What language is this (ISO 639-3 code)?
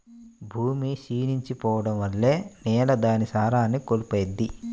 tel